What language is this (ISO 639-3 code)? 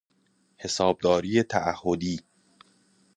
fas